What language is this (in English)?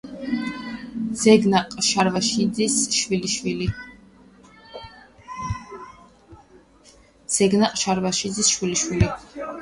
Georgian